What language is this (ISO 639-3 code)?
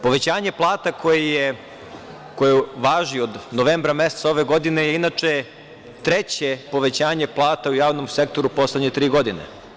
srp